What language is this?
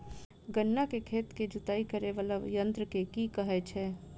Maithili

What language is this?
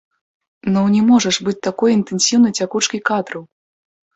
Belarusian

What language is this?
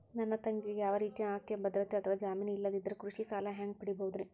Kannada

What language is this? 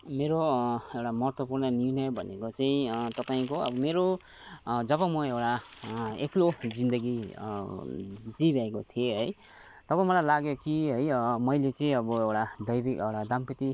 Nepali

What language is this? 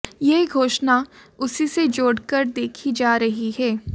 Hindi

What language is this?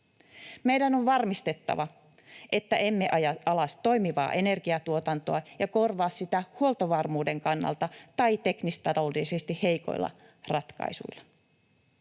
Finnish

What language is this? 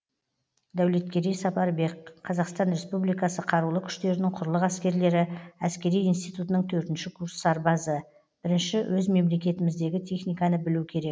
Kazakh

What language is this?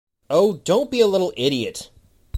English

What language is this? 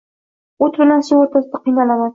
Uzbek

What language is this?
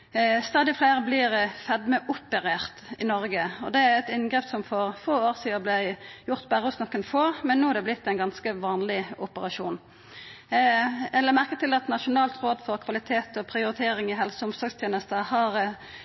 Norwegian Nynorsk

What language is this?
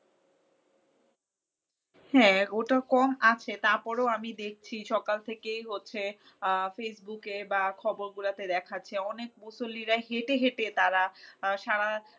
Bangla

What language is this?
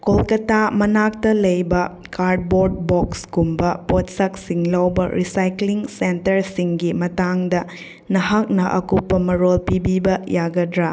Manipuri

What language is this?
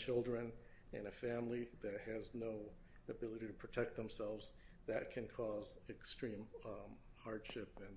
English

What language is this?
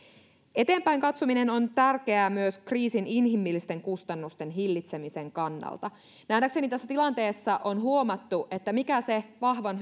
Finnish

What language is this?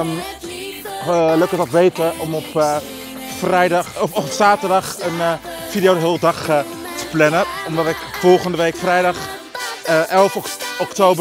Dutch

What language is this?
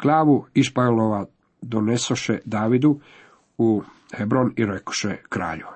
Croatian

